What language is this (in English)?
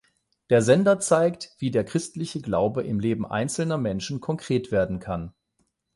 German